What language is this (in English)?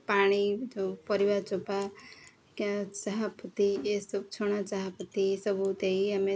Odia